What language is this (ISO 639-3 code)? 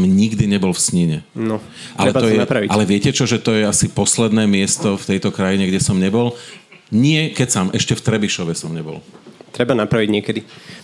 slk